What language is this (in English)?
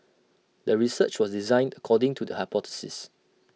English